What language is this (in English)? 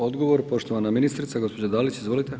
Croatian